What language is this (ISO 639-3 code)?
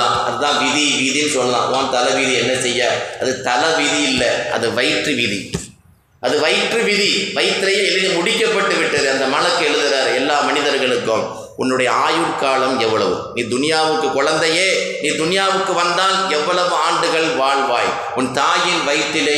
tam